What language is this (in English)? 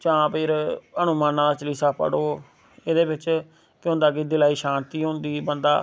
Dogri